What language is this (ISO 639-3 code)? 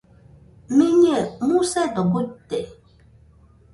hux